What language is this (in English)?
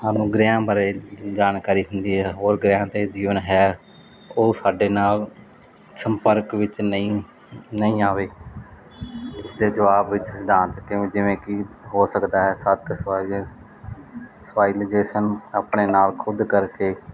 Punjabi